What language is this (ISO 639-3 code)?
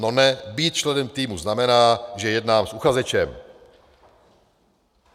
ces